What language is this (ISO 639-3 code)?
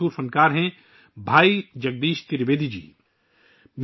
urd